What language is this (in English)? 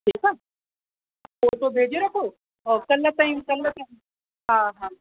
Sindhi